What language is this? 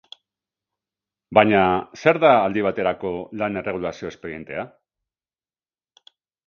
Basque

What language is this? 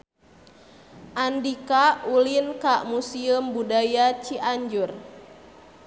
Sundanese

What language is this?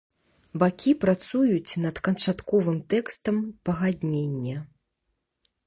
Belarusian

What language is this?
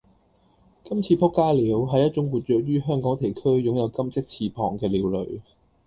Cantonese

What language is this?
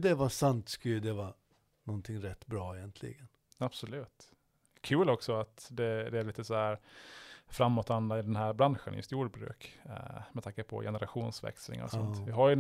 Swedish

